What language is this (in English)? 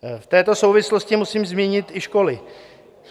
Czech